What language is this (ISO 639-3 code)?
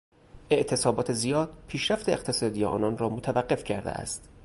fas